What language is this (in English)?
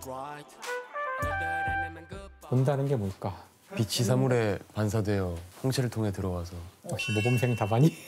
Korean